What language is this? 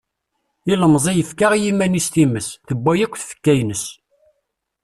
Kabyle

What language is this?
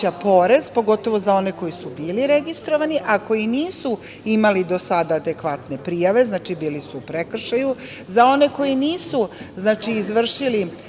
Serbian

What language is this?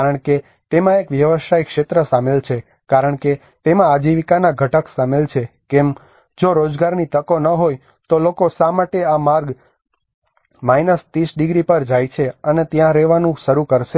Gujarati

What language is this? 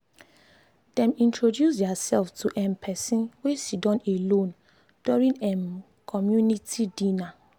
Nigerian Pidgin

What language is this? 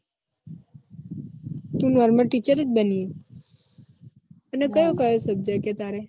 Gujarati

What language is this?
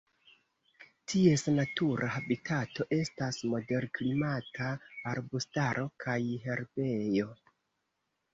Esperanto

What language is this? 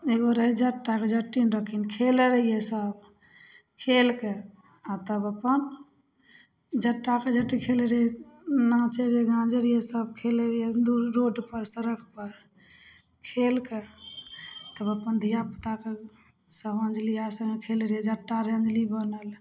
Maithili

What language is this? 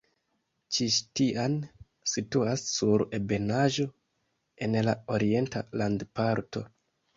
Esperanto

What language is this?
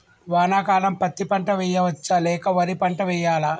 Telugu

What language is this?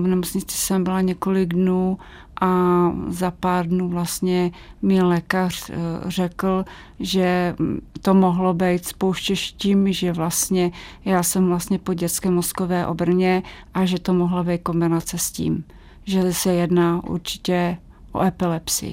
Czech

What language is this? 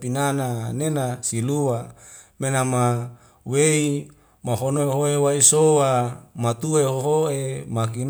Wemale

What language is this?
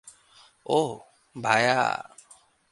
Bangla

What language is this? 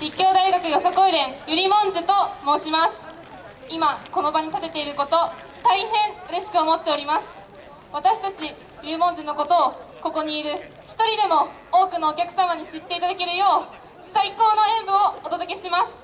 Japanese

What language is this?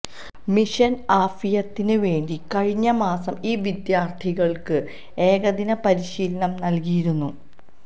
Malayalam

